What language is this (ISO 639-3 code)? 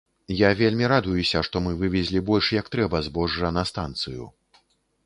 bel